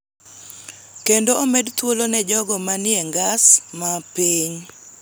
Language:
Luo (Kenya and Tanzania)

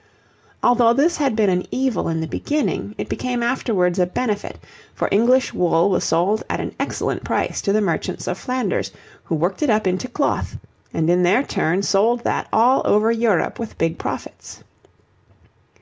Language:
English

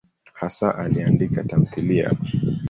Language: Swahili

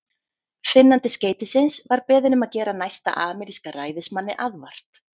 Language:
Icelandic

